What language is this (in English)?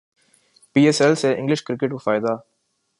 Urdu